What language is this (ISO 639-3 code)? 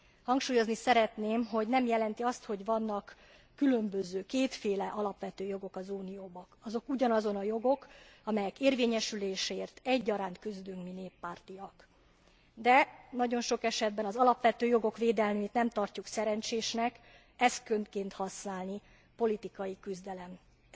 hun